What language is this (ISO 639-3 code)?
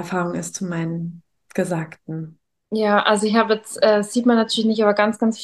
deu